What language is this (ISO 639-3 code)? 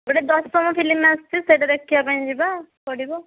ori